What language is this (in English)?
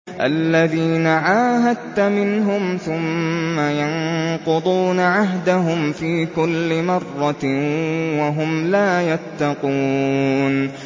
Arabic